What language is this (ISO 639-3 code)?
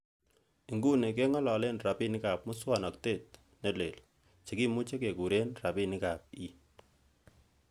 kln